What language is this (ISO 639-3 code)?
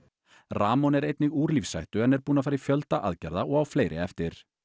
isl